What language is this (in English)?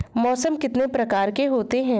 Hindi